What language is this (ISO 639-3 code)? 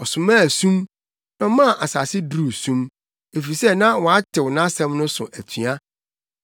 aka